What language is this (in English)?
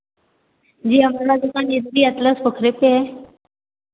Hindi